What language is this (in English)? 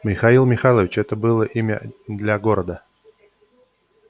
Russian